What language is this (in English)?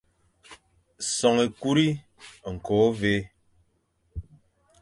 Fang